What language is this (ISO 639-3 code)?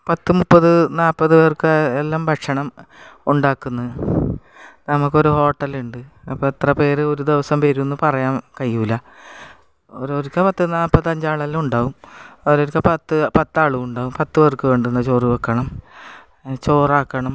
mal